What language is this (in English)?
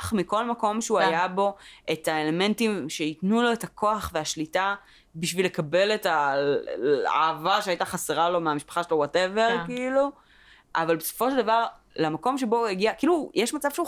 Hebrew